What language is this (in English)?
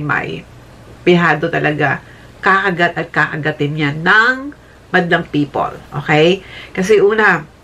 Filipino